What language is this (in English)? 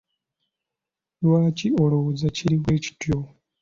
Ganda